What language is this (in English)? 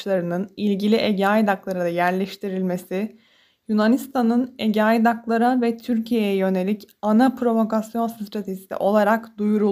Turkish